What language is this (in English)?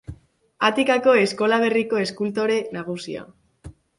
Basque